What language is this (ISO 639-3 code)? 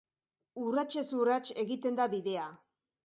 eus